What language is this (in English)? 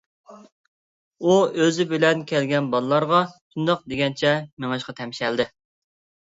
Uyghur